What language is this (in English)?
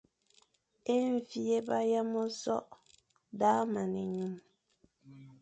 Fang